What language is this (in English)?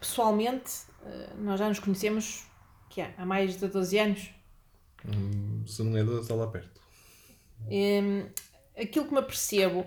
Portuguese